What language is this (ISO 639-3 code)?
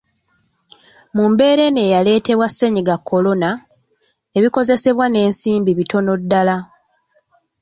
lug